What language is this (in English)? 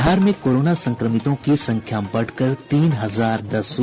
Hindi